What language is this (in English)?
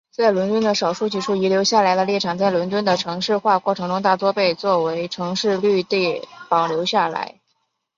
Chinese